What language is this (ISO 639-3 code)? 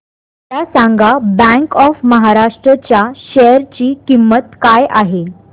mar